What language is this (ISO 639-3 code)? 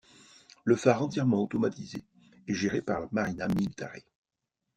fra